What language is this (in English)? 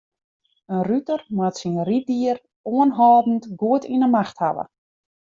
Western Frisian